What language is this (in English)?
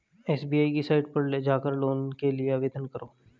Hindi